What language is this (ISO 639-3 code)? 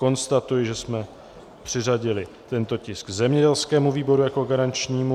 ces